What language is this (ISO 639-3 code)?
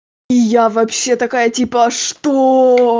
rus